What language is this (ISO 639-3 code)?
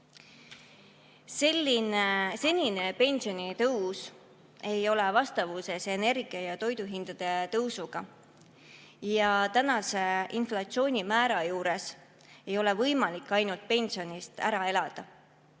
est